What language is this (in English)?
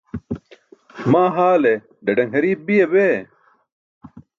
Burushaski